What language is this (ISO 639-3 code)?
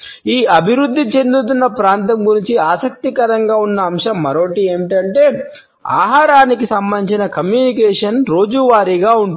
tel